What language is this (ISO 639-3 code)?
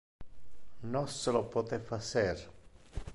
ina